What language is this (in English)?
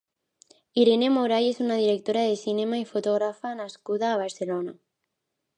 Catalan